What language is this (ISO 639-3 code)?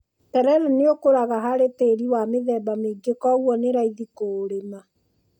kik